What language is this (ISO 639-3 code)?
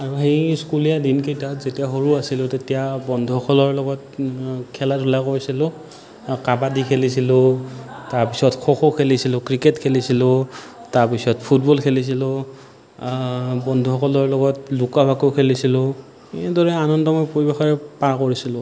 asm